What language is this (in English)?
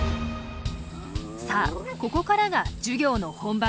Japanese